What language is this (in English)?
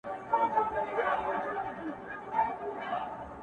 Pashto